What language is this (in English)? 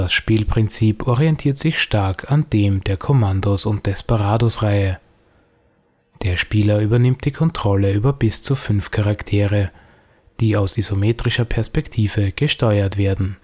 German